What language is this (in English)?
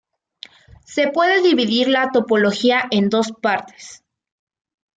Spanish